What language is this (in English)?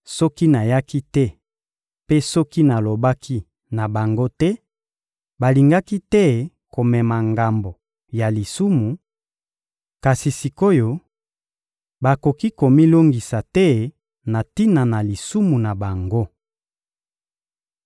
Lingala